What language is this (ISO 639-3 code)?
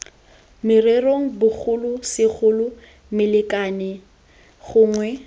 tsn